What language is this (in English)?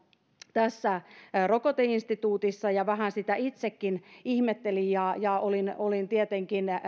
Finnish